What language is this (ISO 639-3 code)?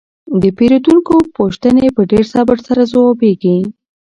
pus